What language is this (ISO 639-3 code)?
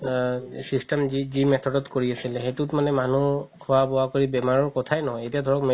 asm